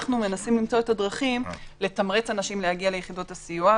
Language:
Hebrew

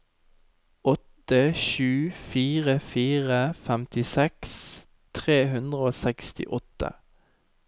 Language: Norwegian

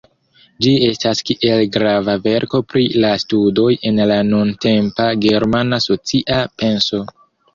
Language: Esperanto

